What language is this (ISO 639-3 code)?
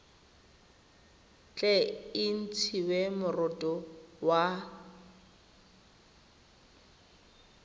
tsn